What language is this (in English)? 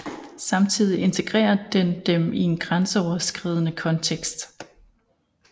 Danish